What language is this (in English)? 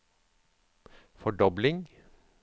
Norwegian